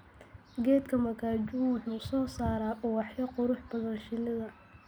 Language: Somali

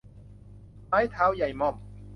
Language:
Thai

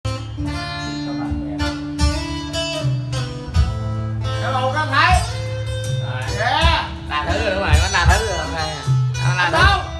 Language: Vietnamese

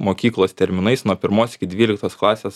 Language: Lithuanian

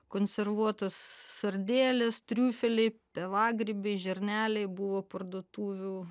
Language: Lithuanian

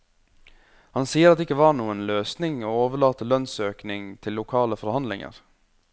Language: Norwegian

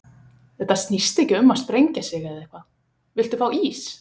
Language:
Icelandic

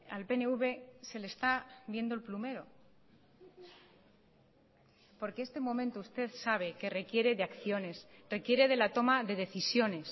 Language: Spanish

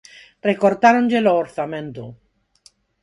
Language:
Galician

